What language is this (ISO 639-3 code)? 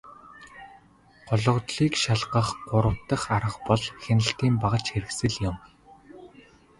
mon